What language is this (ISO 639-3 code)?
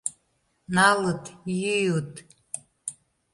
chm